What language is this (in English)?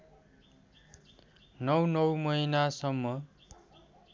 Nepali